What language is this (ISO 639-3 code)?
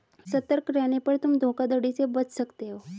hin